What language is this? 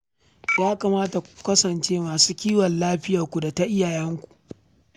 Hausa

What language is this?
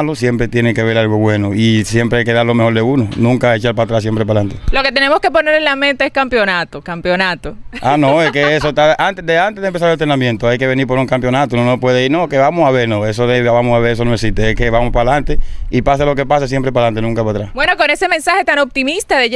Spanish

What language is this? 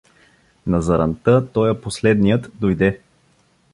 Bulgarian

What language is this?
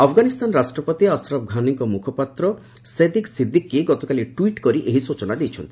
Odia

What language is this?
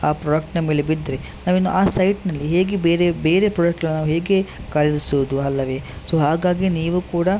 Kannada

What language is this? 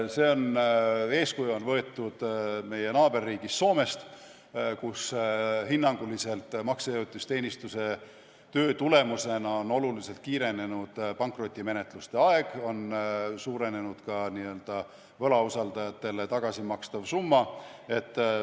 Estonian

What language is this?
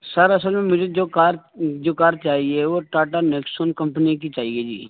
Urdu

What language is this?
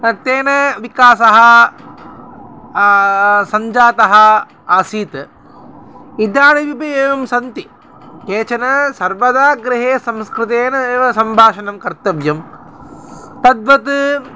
Sanskrit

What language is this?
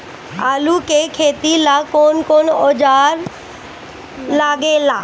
Bhojpuri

